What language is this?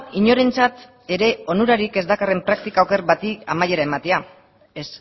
Basque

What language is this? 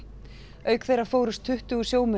Icelandic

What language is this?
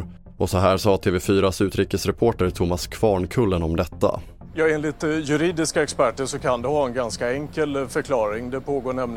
Swedish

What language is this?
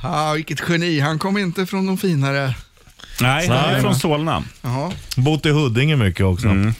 Swedish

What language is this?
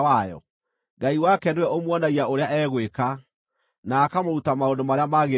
Kikuyu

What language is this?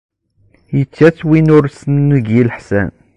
Kabyle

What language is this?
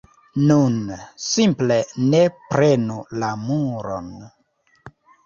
Esperanto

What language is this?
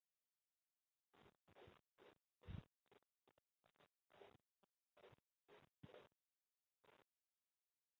Chinese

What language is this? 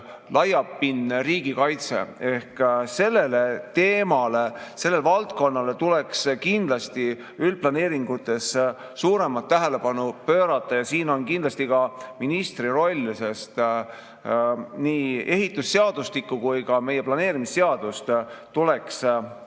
Estonian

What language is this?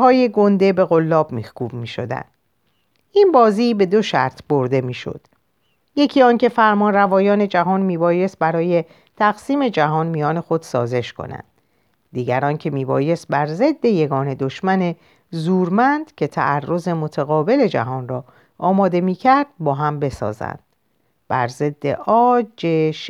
Persian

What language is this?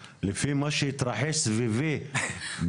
Hebrew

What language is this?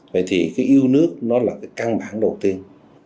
Vietnamese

